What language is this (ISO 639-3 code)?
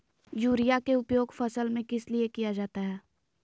mag